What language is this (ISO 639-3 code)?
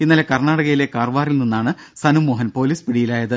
mal